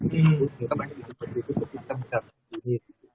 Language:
Indonesian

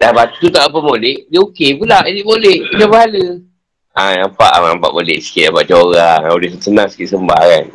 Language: Malay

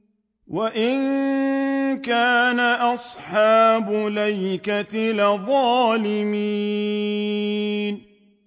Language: Arabic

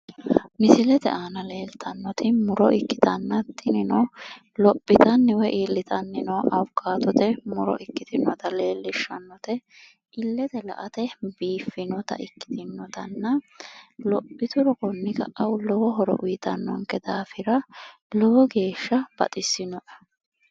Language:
Sidamo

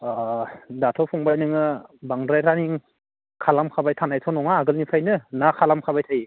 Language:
Bodo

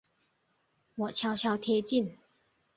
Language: Chinese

